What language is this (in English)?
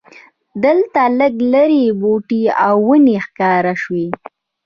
Pashto